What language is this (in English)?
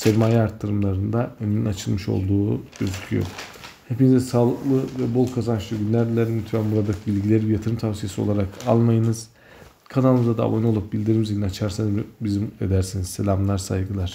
Turkish